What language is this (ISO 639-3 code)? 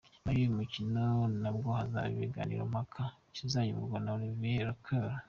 kin